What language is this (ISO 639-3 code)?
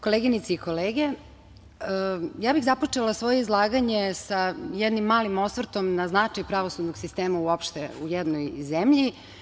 srp